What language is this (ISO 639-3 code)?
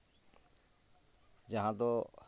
sat